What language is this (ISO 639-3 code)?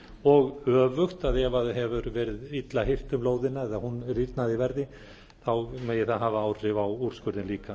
isl